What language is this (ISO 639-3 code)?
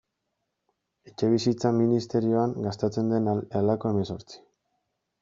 eus